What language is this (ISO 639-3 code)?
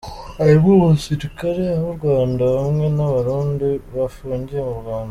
kin